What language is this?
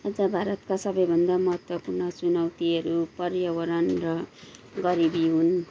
Nepali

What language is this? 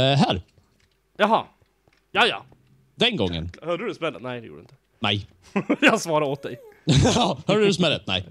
Swedish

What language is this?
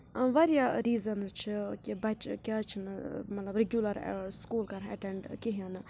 Kashmiri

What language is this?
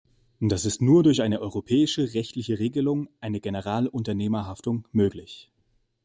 German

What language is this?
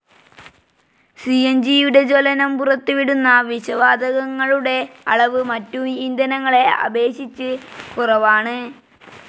Malayalam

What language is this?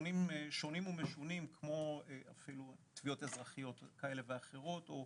Hebrew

